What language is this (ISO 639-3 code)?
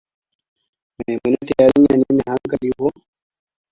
hau